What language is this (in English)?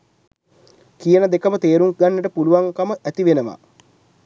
Sinhala